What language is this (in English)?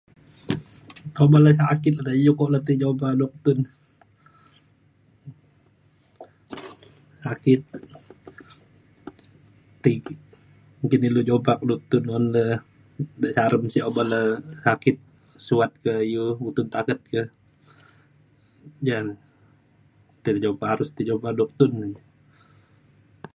Mainstream Kenyah